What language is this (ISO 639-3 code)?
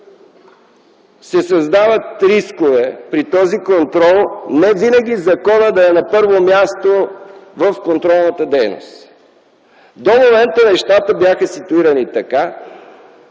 bul